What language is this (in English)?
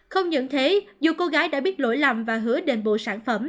Vietnamese